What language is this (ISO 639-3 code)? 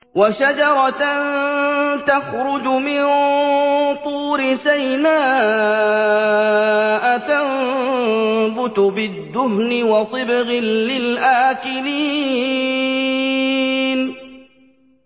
ara